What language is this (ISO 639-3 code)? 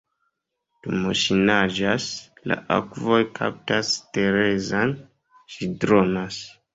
epo